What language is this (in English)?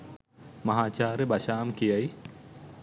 Sinhala